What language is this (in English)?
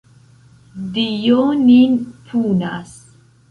Esperanto